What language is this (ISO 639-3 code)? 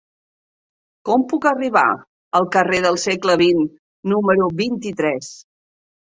cat